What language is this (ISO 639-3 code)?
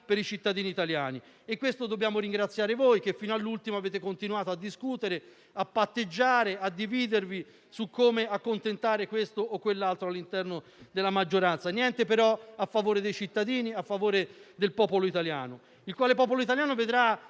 ita